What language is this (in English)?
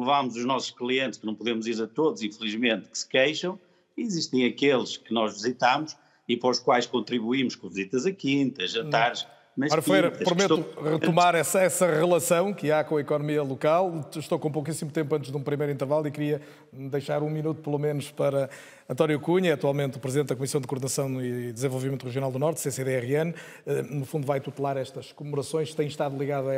Portuguese